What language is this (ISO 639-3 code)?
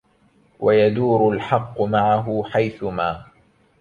ara